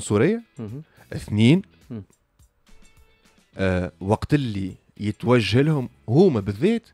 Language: Arabic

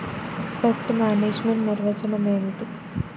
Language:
Telugu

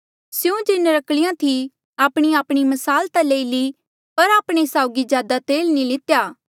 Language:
Mandeali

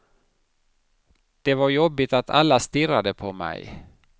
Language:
Swedish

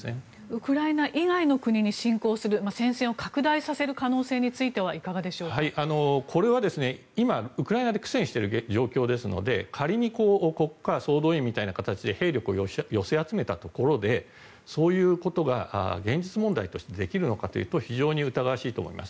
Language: Japanese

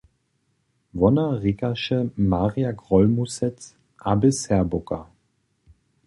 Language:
Upper Sorbian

